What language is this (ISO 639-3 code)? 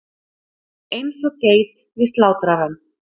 isl